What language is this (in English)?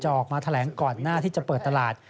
Thai